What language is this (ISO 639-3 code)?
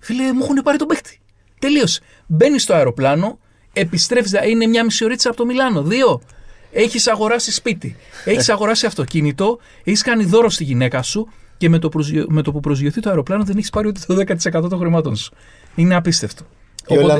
ell